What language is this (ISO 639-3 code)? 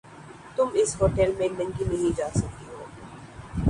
urd